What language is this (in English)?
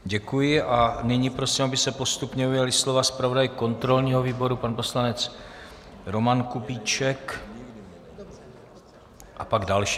Czech